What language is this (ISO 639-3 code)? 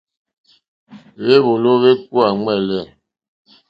bri